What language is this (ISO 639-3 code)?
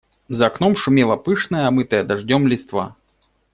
rus